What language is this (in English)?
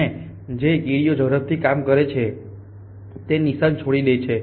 Gujarati